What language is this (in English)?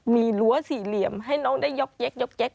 Thai